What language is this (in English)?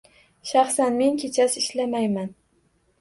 Uzbek